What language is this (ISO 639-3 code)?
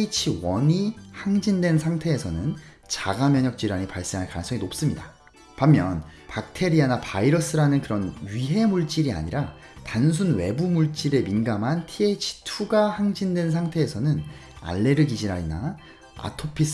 kor